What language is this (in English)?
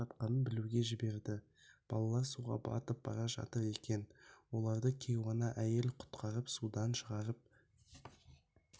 Kazakh